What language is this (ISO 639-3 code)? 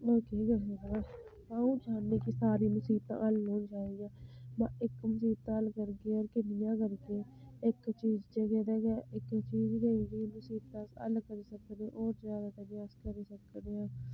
doi